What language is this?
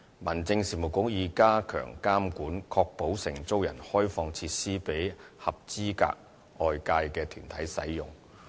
Cantonese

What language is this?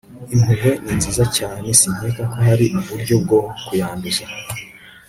Kinyarwanda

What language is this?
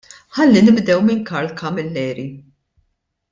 Maltese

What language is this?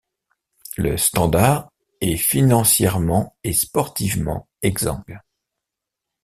French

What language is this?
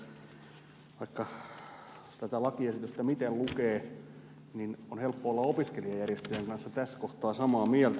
Finnish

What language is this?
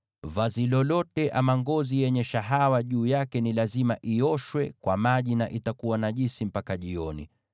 Swahili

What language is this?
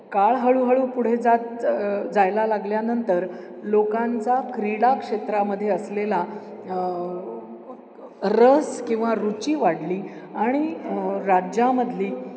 Marathi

